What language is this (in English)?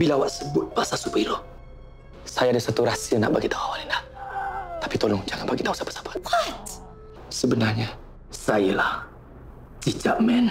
Malay